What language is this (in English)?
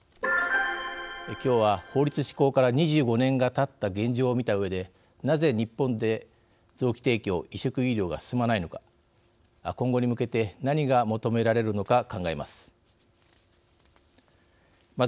Japanese